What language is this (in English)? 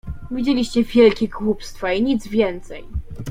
Polish